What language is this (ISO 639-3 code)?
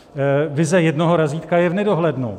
ces